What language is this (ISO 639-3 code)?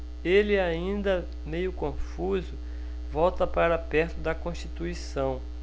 por